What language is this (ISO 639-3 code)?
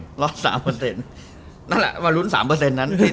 tha